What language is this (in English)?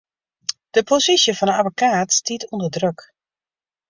Western Frisian